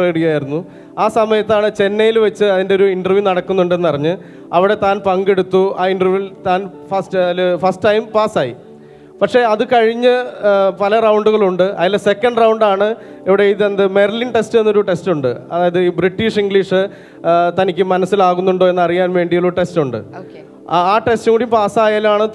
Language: Malayalam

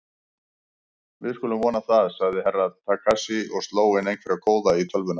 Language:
Icelandic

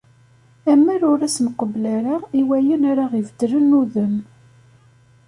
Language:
Kabyle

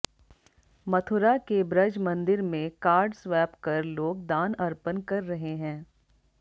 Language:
Hindi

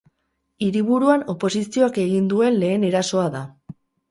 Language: Basque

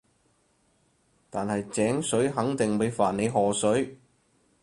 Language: Cantonese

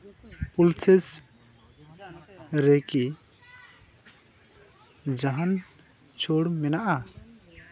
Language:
Santali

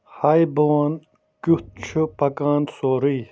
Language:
Kashmiri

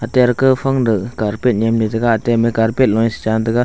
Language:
Wancho Naga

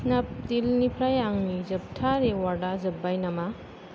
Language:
Bodo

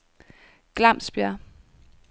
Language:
Danish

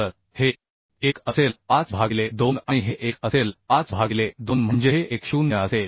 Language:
Marathi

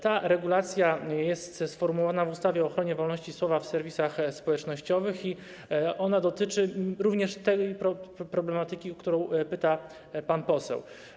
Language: Polish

